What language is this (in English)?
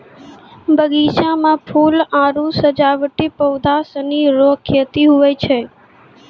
Maithili